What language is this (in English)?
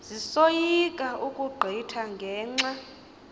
Xhosa